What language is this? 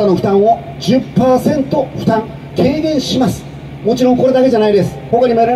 Japanese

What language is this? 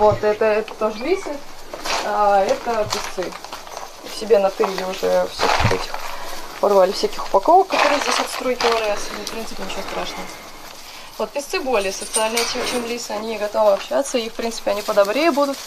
Russian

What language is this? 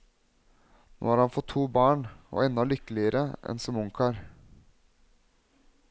Norwegian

